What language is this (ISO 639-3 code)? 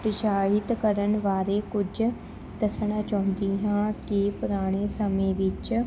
pan